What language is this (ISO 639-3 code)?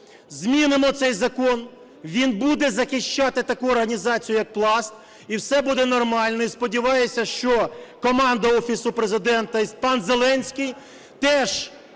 ukr